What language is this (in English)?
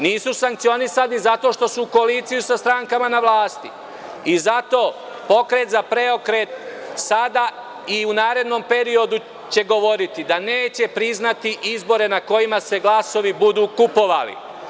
Serbian